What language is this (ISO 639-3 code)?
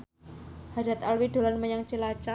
jav